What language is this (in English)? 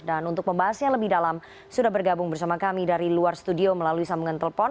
Indonesian